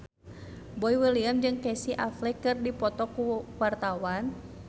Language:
Sundanese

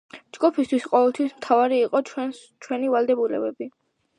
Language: Georgian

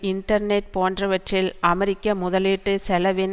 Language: Tamil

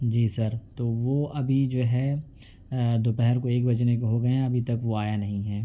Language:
Urdu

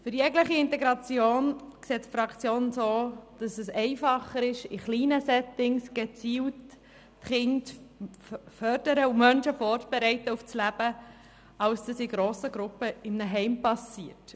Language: Swiss German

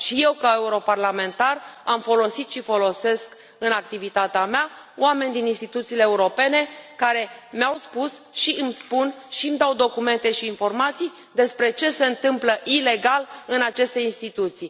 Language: Romanian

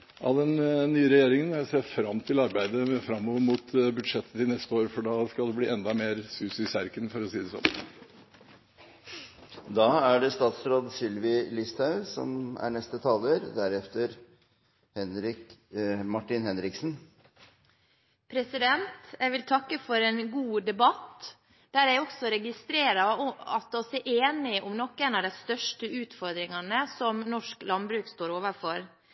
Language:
Norwegian Bokmål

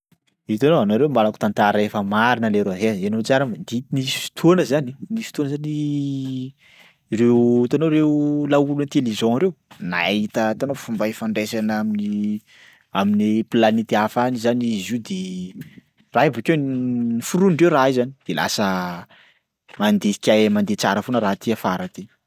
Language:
Sakalava Malagasy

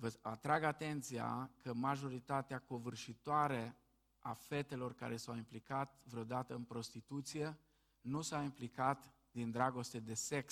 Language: Romanian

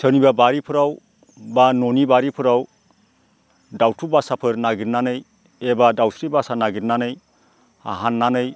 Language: Bodo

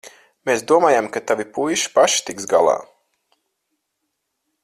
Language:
Latvian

